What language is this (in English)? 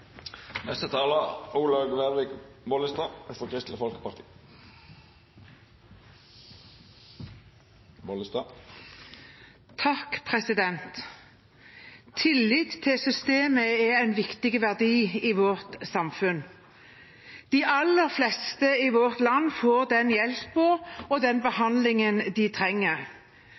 Norwegian